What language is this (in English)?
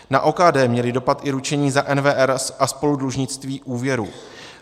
Czech